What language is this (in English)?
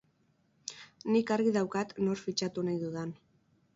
Basque